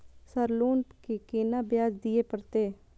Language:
Maithili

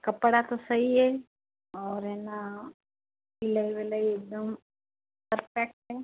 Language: Hindi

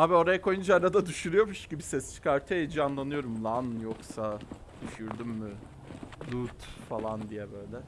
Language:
Turkish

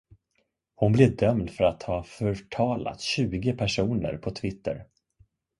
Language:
Swedish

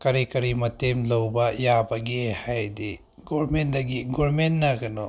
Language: Manipuri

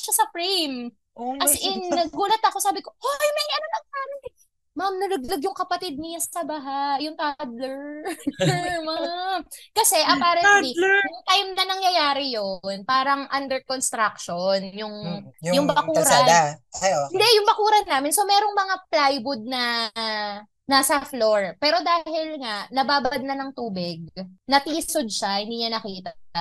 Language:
Filipino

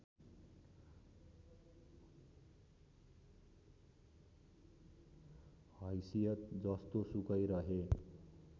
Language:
Nepali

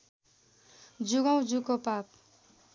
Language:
Nepali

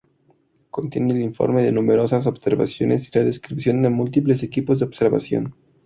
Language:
Spanish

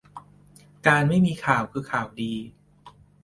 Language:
Thai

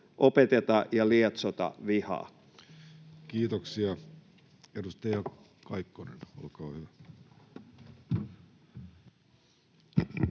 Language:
Finnish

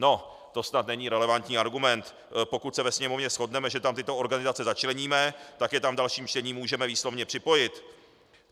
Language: Czech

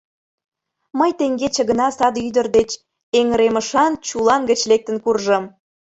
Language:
Mari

